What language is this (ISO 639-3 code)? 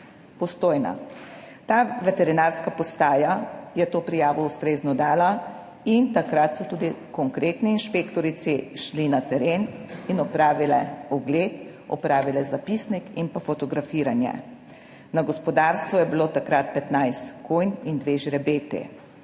slv